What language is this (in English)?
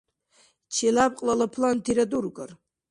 Dargwa